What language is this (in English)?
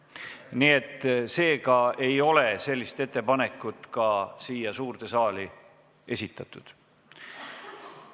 Estonian